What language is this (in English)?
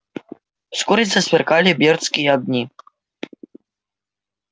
Russian